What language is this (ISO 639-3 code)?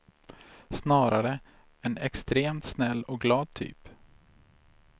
swe